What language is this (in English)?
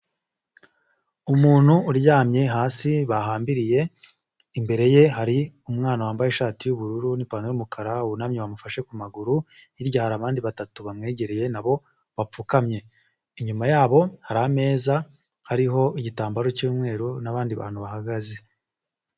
Kinyarwanda